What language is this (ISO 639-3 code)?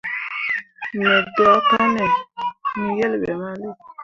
mua